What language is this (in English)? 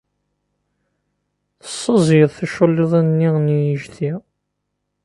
Kabyle